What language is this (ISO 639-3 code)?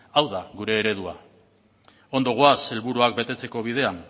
eus